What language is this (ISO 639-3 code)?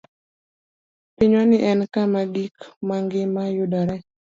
luo